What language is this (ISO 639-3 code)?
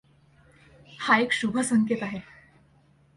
mar